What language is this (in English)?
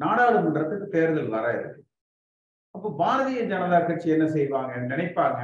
Tamil